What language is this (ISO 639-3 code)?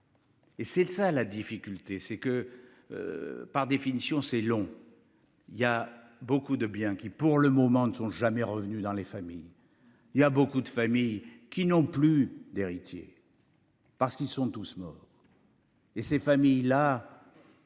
fra